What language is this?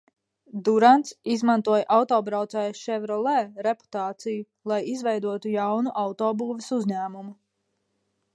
Latvian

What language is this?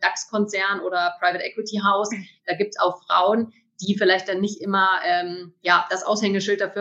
German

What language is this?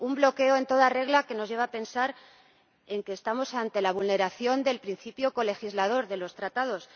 Spanish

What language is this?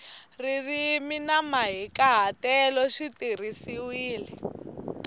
Tsonga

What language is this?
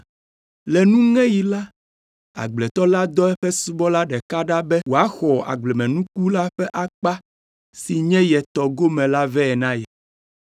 Ewe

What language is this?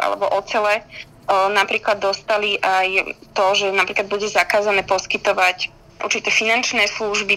Slovak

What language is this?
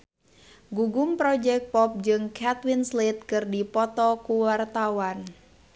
Sundanese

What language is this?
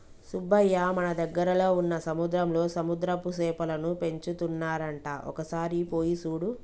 Telugu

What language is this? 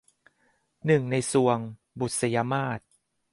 Thai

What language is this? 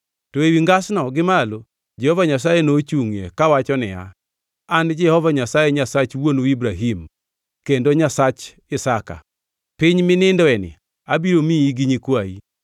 Luo (Kenya and Tanzania)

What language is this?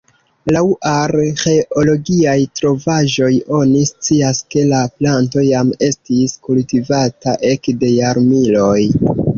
Esperanto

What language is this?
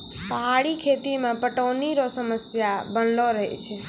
Maithili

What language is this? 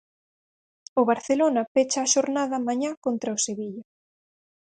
Galician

